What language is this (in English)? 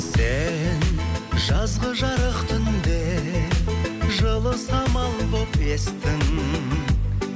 Kazakh